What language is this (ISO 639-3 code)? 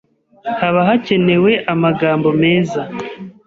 kin